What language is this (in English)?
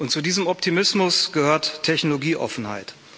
German